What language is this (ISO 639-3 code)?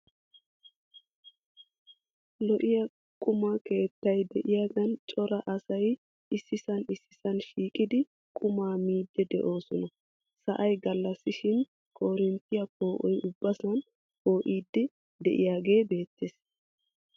wal